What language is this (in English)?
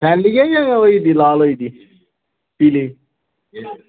Dogri